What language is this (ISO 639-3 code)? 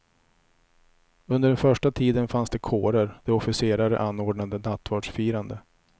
swe